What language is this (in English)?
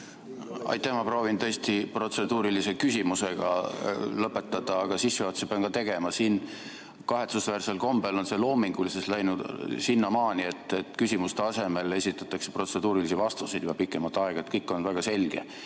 Estonian